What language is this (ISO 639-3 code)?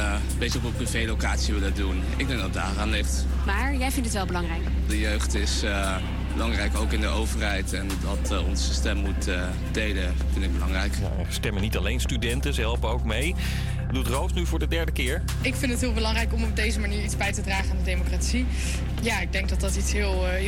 nld